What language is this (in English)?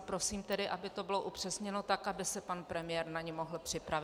Czech